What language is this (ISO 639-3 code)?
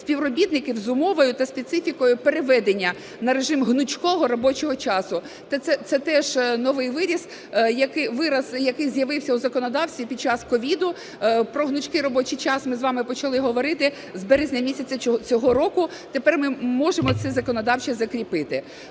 ukr